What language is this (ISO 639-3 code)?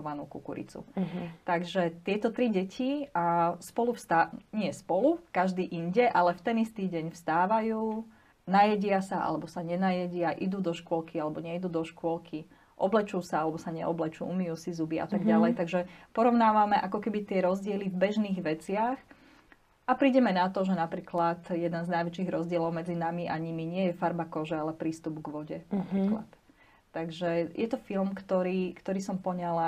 slk